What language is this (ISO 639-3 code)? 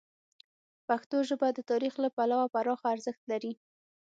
pus